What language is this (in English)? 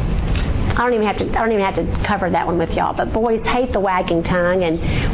English